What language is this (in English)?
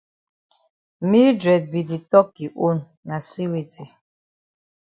Cameroon Pidgin